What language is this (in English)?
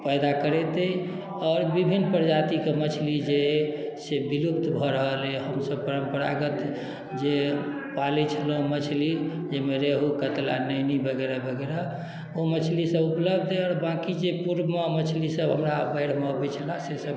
Maithili